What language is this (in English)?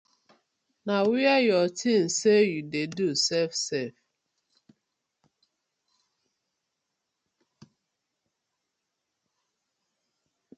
Nigerian Pidgin